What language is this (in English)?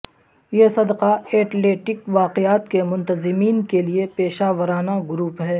Urdu